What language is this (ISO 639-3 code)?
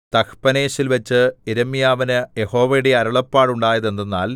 mal